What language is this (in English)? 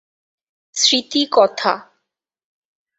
Bangla